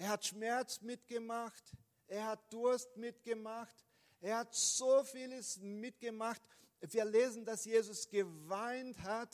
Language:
German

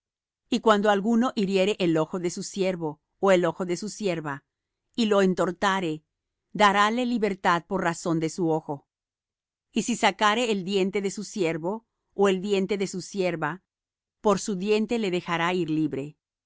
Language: Spanish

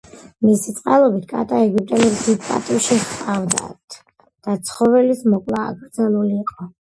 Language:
Georgian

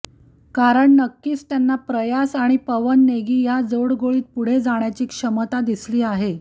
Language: Marathi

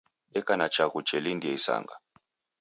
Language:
Taita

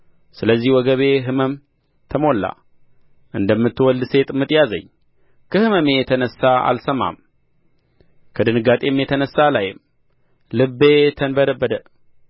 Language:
Amharic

